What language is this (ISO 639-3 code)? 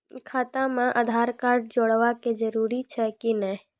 mai